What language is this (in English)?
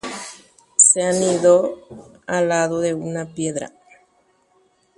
Guarani